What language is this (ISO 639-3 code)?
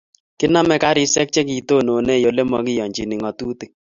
kln